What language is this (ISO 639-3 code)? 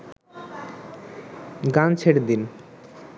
ben